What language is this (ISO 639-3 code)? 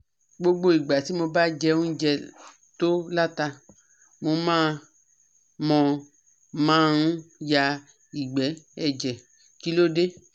yor